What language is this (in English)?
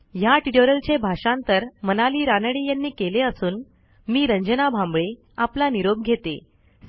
Marathi